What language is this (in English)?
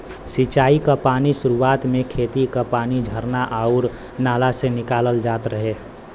Bhojpuri